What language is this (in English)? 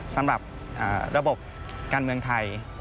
Thai